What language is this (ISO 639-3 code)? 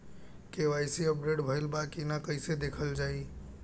bho